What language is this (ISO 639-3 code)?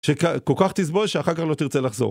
heb